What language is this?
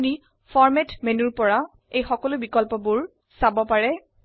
Assamese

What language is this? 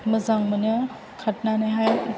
Bodo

